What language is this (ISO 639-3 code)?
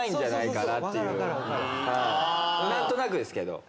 jpn